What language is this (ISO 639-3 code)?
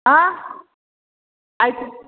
mar